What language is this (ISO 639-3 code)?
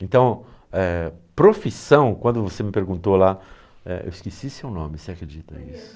por